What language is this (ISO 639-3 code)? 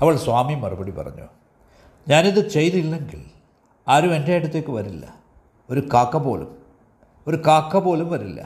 mal